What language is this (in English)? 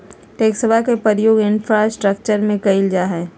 Magahi